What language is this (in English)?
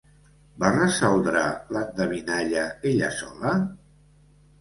Catalan